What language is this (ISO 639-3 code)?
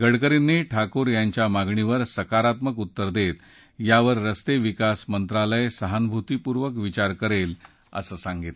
mar